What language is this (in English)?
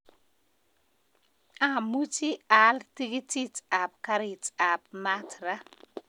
Kalenjin